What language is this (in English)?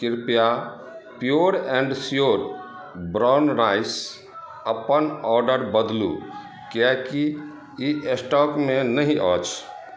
Maithili